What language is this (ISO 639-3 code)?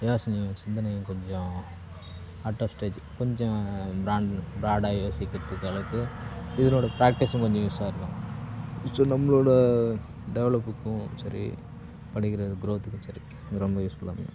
tam